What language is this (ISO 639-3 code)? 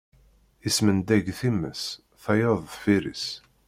kab